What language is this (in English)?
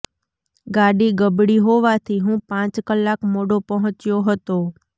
Gujarati